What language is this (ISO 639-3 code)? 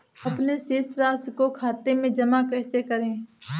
hin